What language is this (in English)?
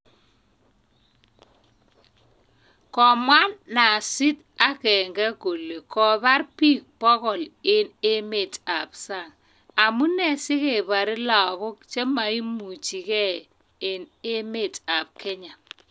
Kalenjin